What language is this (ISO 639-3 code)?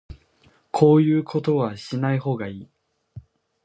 jpn